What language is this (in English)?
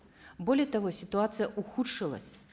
Kazakh